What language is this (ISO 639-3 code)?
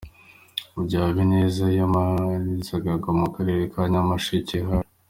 kin